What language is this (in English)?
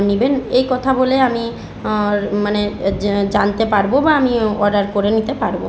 Bangla